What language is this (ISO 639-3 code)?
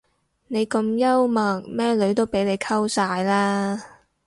yue